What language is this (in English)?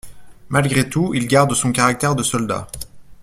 French